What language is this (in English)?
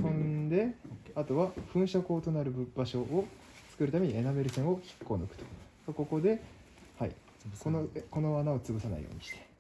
Japanese